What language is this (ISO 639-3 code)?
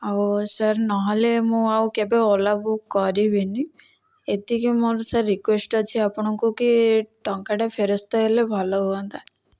ori